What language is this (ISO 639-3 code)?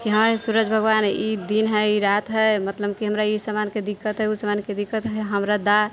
mai